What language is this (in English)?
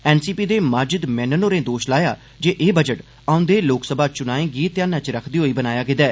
Dogri